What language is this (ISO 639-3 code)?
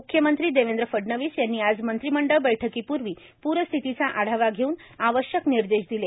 mar